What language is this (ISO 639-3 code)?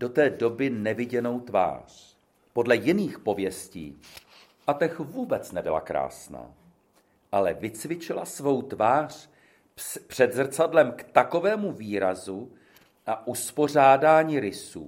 ces